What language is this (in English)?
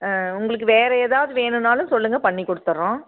Tamil